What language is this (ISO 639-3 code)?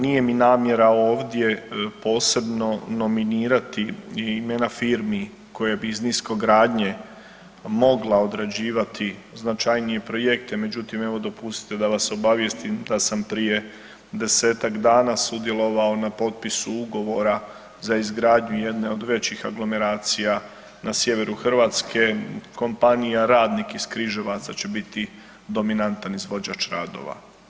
hrv